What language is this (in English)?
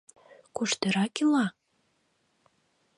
Mari